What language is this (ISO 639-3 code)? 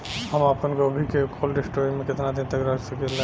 bho